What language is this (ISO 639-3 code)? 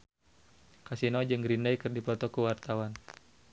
sun